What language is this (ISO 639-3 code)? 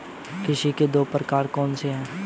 hin